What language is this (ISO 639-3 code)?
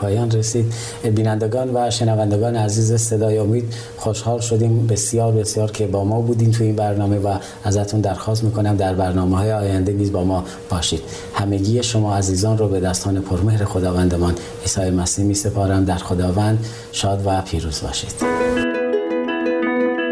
fas